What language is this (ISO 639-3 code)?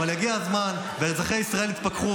heb